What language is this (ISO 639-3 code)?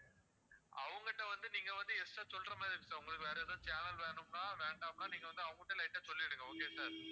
tam